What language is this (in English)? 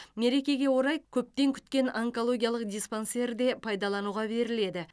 Kazakh